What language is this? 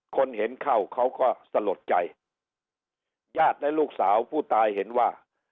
Thai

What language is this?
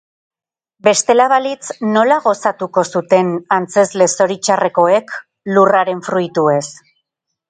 Basque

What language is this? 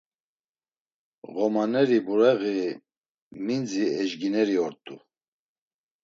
Laz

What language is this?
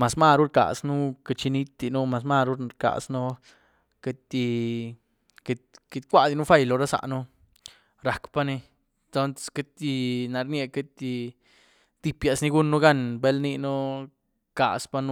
Güilá Zapotec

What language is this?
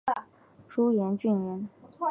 Chinese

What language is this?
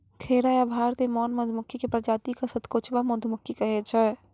Maithili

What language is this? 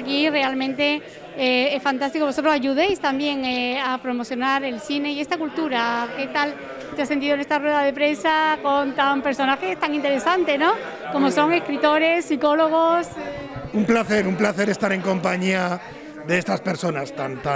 Spanish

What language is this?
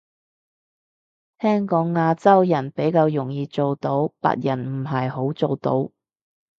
Cantonese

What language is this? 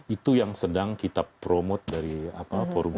Indonesian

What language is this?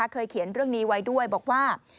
Thai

